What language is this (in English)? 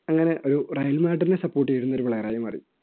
Malayalam